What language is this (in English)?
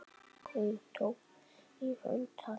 Icelandic